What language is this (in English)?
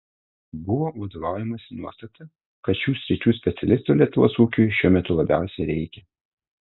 Lithuanian